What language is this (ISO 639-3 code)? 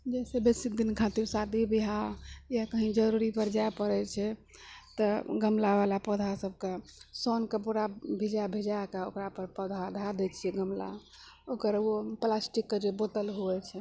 mai